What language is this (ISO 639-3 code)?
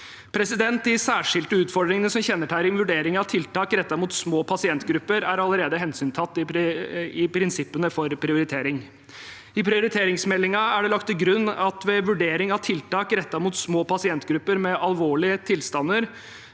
nor